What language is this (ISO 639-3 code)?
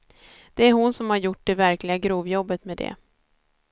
swe